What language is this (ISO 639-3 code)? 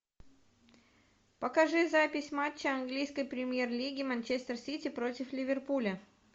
rus